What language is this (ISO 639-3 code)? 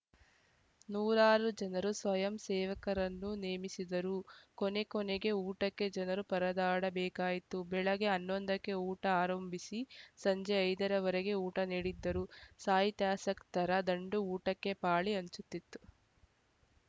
kan